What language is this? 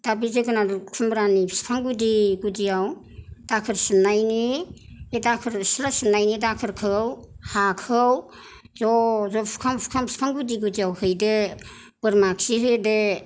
Bodo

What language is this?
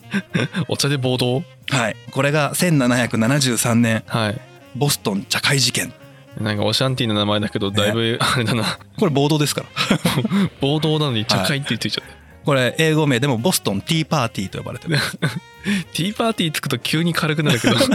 Japanese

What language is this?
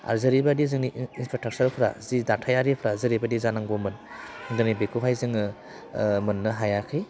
Bodo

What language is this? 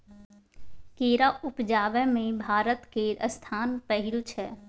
Maithili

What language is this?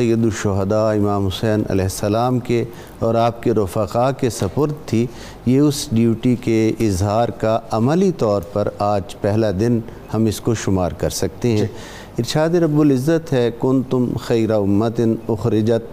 Urdu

